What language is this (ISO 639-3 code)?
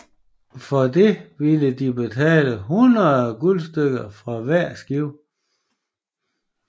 dan